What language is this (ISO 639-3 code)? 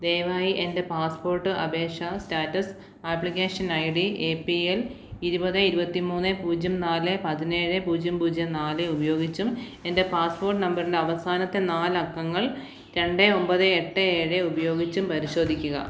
mal